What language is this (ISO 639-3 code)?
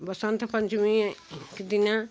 hin